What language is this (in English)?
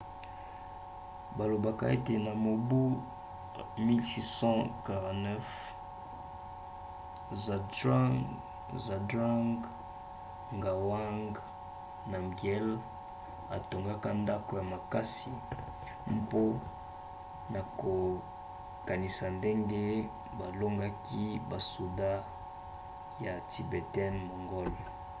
Lingala